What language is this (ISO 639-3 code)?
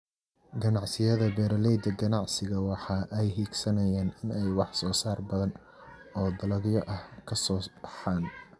som